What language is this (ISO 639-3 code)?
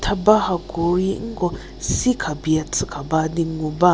njm